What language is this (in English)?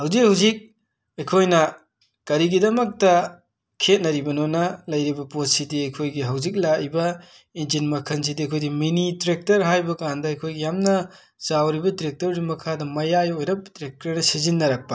Manipuri